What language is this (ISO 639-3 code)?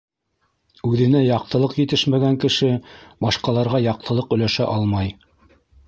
bak